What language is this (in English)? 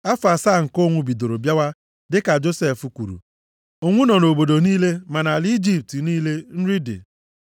Igbo